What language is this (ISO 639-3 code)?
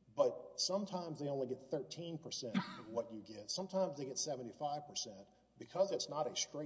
eng